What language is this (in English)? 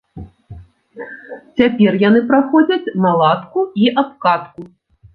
Belarusian